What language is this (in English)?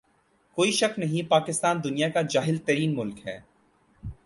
Urdu